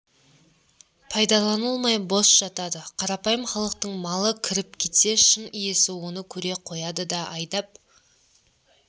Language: Kazakh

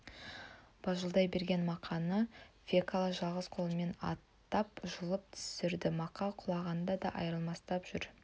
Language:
Kazakh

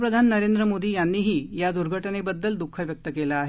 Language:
Marathi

